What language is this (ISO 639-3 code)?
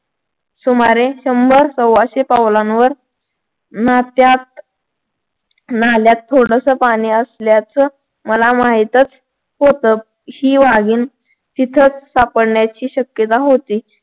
mar